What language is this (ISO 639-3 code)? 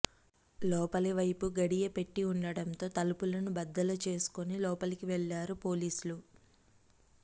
tel